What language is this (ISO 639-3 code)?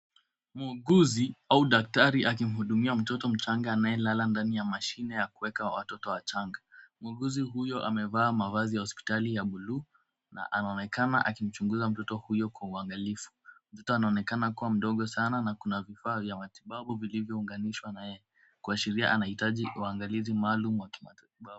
swa